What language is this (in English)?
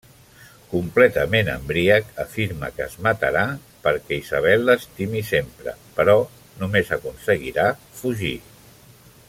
Catalan